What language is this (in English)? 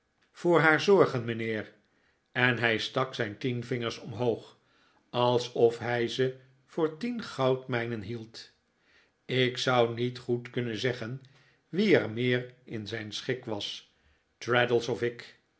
Dutch